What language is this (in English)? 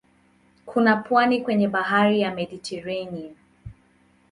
Swahili